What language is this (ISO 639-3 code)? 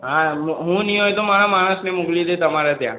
guj